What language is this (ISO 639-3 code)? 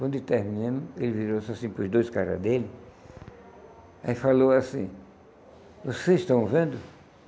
por